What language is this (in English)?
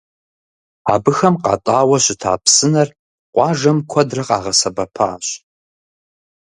Kabardian